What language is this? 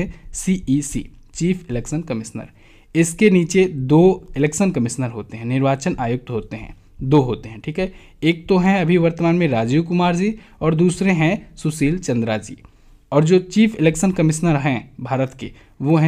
Hindi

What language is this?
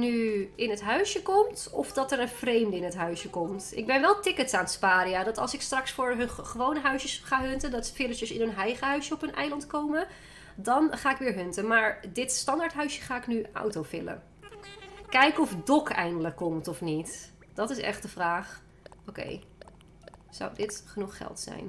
Dutch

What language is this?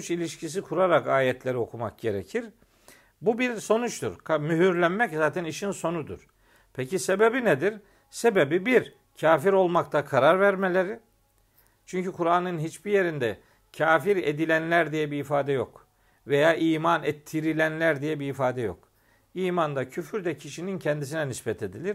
Turkish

